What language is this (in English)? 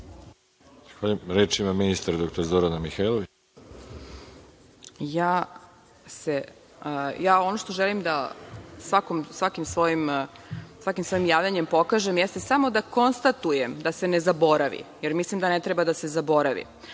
Serbian